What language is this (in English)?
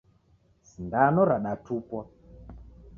Taita